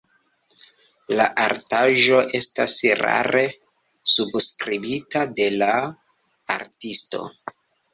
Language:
Esperanto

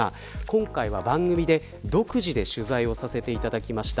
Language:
Japanese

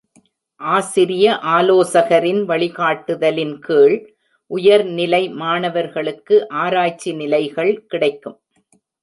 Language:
Tamil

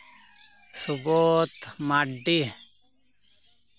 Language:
Santali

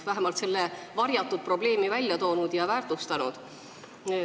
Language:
Estonian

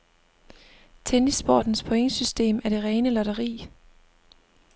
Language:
Danish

